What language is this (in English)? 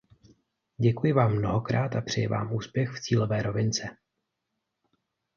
Czech